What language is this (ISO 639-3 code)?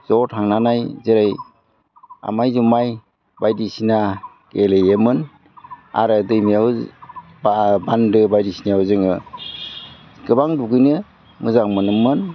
brx